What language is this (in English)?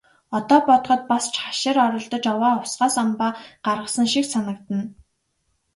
Mongolian